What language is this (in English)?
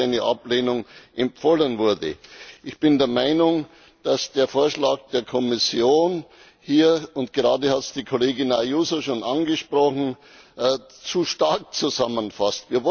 German